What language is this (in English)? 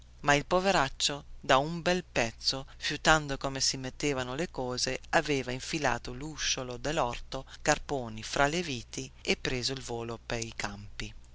Italian